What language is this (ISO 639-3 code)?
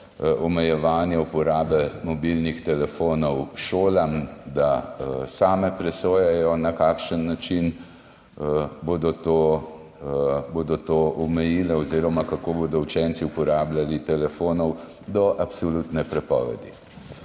slv